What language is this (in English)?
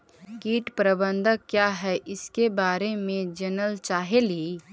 Magahi